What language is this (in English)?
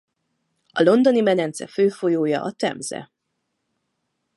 Hungarian